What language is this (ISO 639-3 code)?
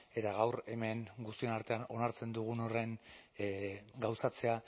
eus